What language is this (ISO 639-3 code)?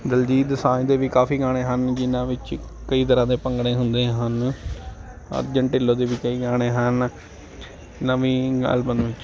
pan